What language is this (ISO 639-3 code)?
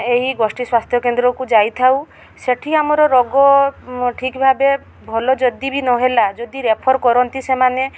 ori